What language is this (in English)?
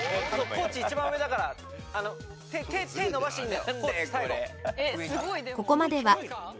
Japanese